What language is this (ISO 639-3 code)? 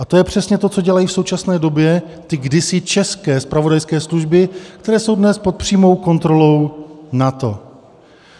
ces